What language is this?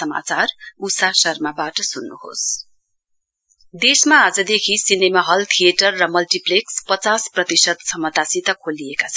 Nepali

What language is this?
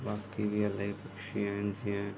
Sindhi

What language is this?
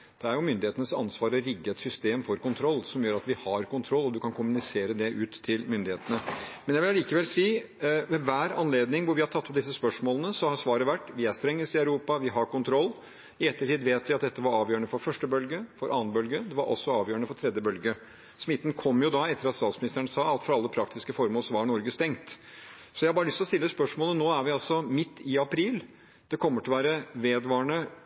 Norwegian Bokmål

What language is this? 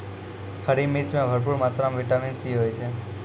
Maithili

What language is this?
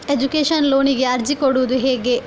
Kannada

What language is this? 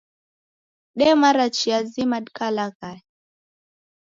Taita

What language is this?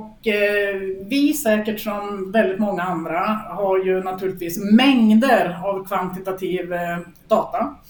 Swedish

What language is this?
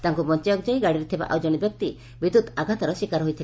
Odia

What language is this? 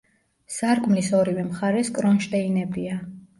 Georgian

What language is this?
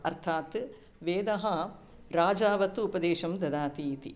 Sanskrit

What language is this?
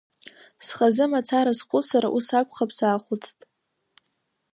Abkhazian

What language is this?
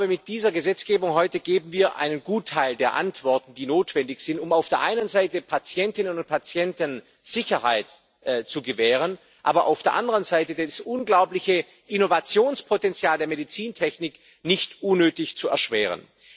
German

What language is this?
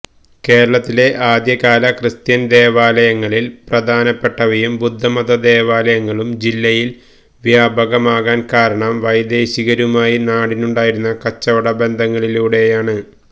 Malayalam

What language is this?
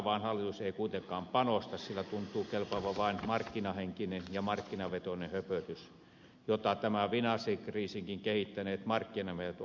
Finnish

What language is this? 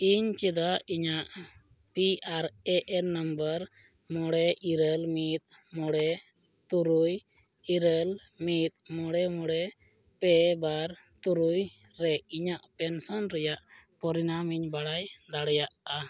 Santali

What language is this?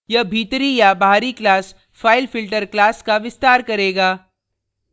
Hindi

